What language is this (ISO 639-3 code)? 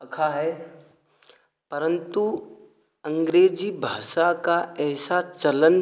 hin